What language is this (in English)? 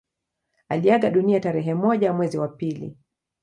Swahili